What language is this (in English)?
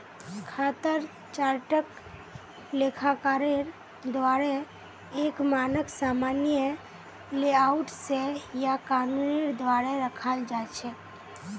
Magahi